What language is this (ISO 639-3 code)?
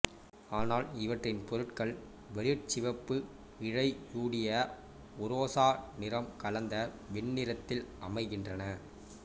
tam